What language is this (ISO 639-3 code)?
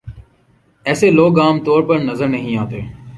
urd